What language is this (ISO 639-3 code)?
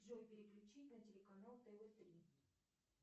rus